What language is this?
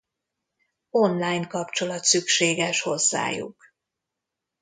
Hungarian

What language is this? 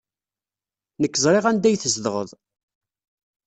Kabyle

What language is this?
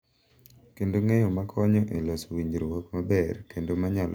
Luo (Kenya and Tanzania)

